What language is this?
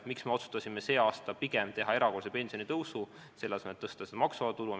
Estonian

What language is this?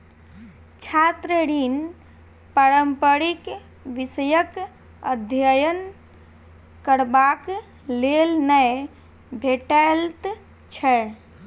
Maithili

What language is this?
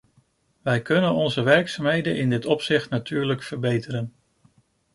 Dutch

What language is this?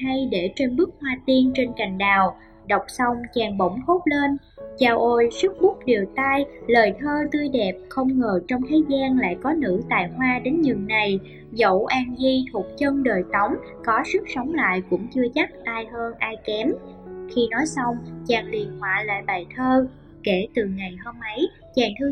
Vietnamese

